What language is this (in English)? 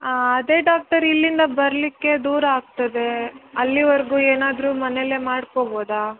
Kannada